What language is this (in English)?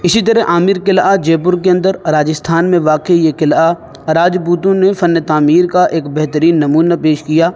Urdu